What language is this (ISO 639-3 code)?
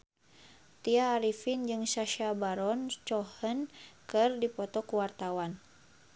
sun